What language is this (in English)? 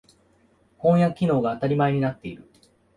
Japanese